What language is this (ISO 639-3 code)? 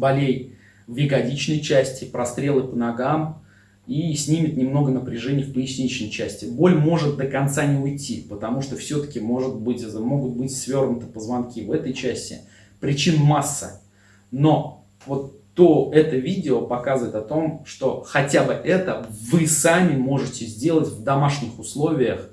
rus